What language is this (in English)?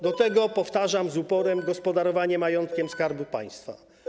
Polish